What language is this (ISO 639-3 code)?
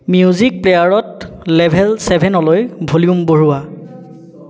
asm